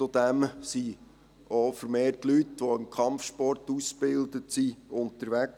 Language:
Swiss German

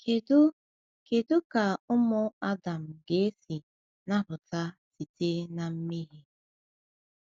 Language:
Igbo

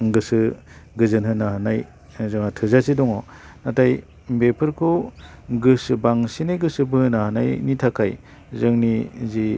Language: Bodo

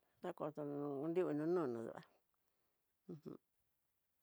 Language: Tidaá Mixtec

